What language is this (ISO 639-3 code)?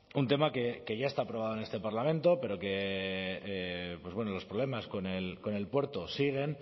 spa